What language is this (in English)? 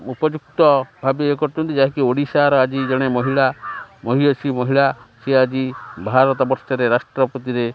Odia